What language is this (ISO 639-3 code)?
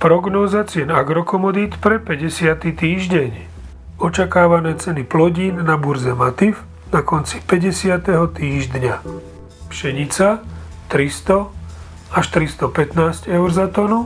slk